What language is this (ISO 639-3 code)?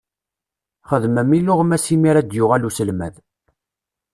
kab